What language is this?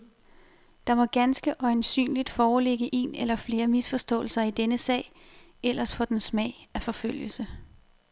Danish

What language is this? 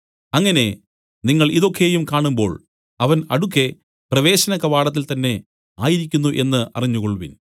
Malayalam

